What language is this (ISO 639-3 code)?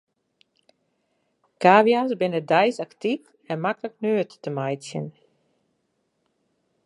fry